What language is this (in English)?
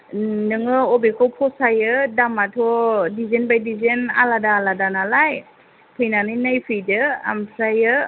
Bodo